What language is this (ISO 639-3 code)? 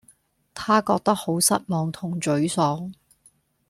yue